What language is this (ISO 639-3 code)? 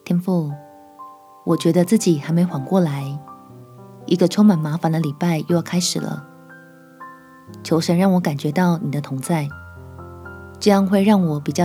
zho